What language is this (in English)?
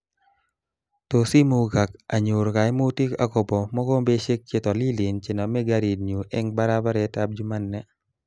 Kalenjin